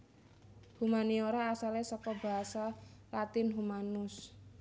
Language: Javanese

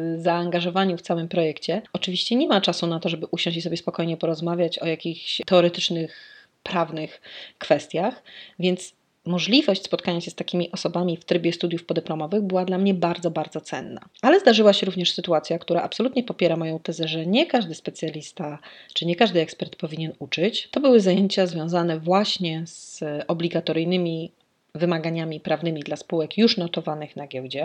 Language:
Polish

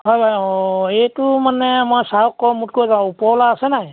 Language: Assamese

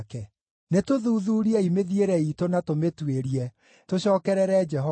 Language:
Kikuyu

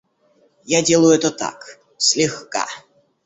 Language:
Russian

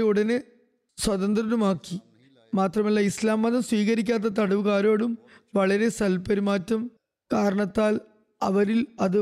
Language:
Malayalam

